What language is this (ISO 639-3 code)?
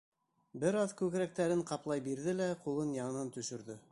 bak